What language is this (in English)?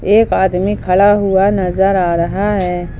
Hindi